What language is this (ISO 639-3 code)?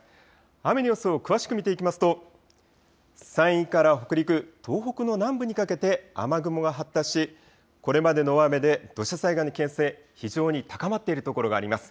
jpn